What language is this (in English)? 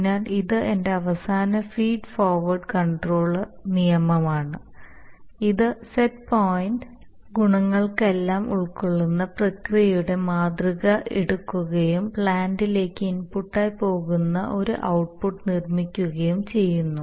Malayalam